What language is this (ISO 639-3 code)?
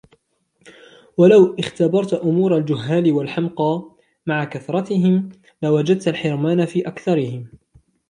ara